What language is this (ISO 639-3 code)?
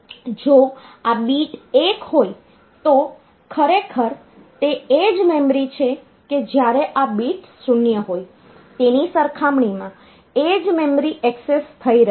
guj